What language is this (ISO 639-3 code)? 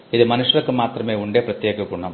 tel